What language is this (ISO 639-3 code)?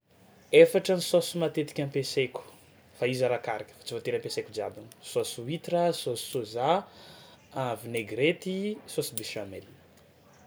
xmw